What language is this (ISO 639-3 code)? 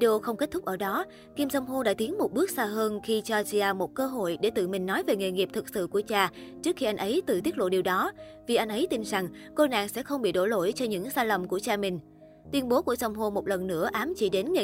vie